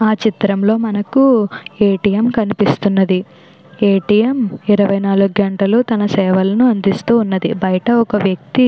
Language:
Telugu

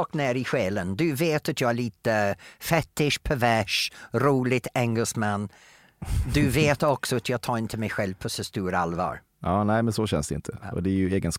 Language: Swedish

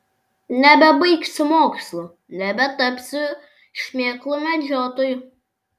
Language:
Lithuanian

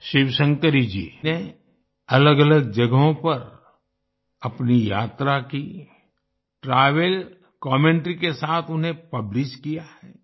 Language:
Hindi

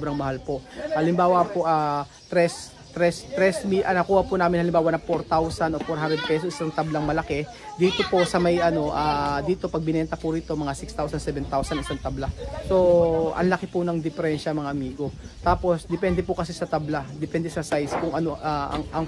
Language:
Filipino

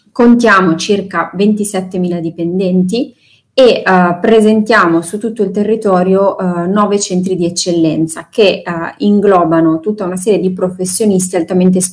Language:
Italian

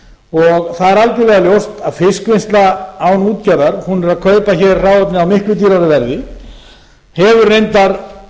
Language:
Icelandic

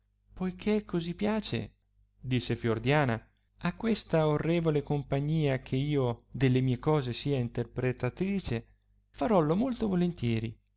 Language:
Italian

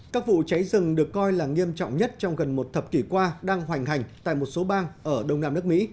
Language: Vietnamese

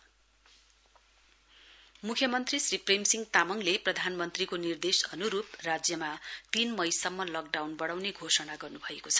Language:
Nepali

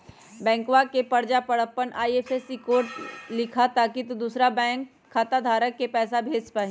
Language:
Magahi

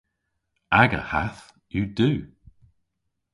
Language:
Cornish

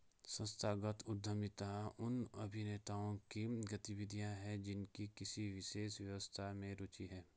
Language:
Hindi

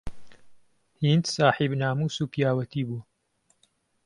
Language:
Central Kurdish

